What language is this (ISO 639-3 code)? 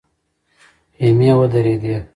pus